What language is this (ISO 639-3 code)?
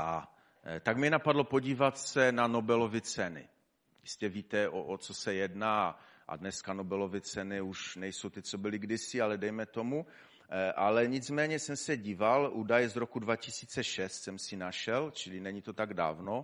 ces